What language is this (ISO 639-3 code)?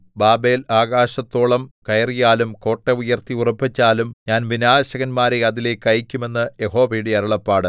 mal